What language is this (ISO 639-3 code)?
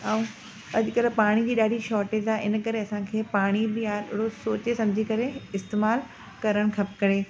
snd